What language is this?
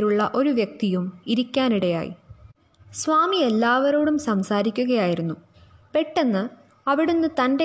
Malayalam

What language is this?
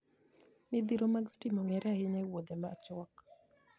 Luo (Kenya and Tanzania)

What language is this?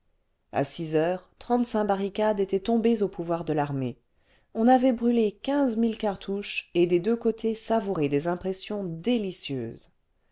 French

